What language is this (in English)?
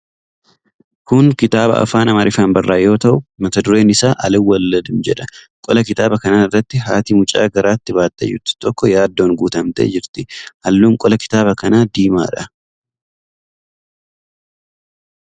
Oromo